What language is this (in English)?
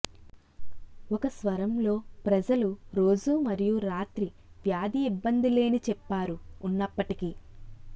Telugu